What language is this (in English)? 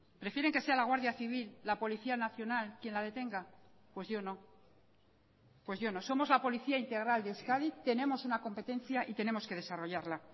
Spanish